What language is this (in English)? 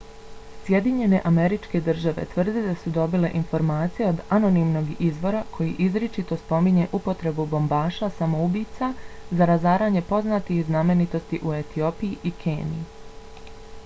Bosnian